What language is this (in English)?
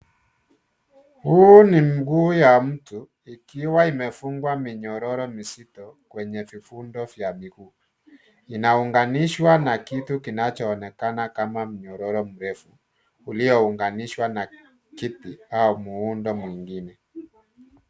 Swahili